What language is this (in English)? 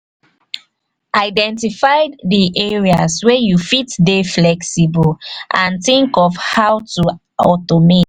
Nigerian Pidgin